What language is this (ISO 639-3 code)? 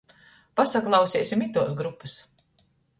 ltg